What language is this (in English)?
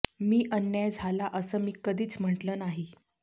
Marathi